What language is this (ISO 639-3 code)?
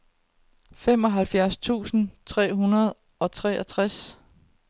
dan